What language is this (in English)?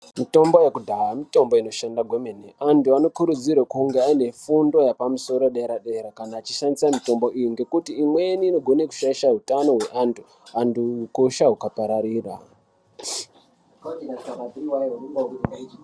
Ndau